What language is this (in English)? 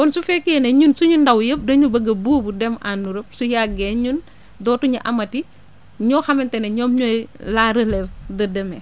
Wolof